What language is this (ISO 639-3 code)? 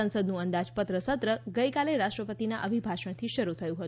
guj